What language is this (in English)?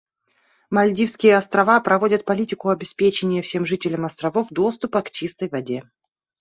Russian